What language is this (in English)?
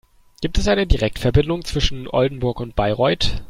German